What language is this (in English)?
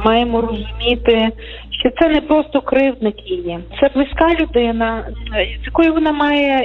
Ukrainian